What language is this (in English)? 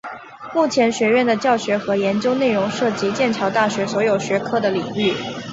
Chinese